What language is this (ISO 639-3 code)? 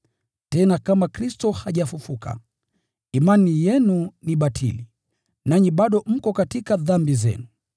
swa